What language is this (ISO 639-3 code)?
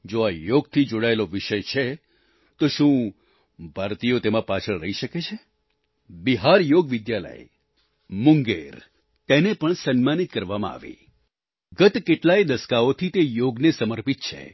guj